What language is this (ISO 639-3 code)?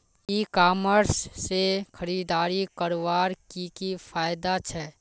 mag